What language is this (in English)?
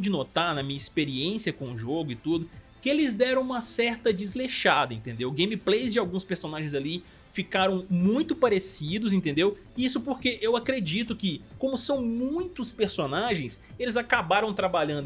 Portuguese